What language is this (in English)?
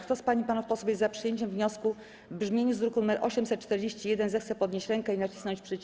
Polish